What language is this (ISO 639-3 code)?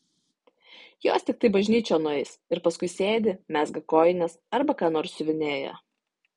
lit